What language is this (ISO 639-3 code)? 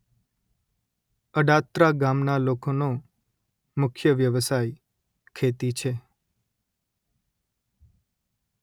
guj